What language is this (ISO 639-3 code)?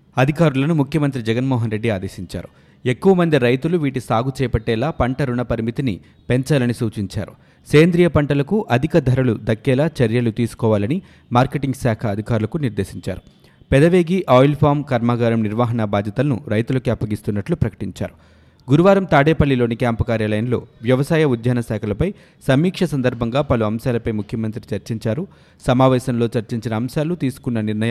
tel